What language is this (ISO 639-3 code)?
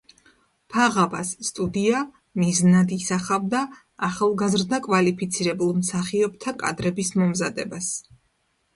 kat